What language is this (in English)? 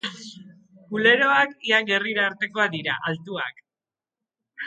Basque